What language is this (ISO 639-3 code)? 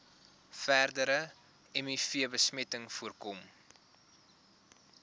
afr